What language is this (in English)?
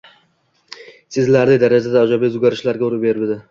Uzbek